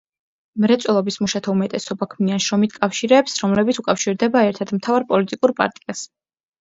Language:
Georgian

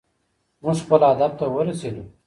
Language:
Pashto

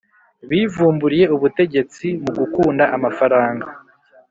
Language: Kinyarwanda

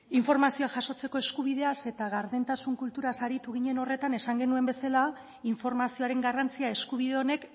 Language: Basque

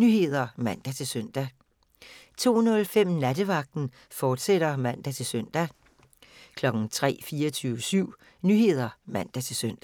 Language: Danish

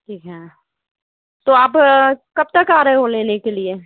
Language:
Hindi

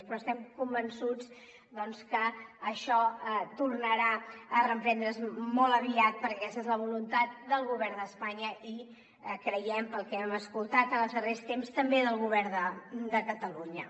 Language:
Catalan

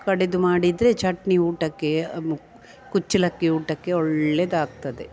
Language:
Kannada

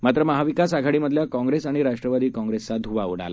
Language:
Marathi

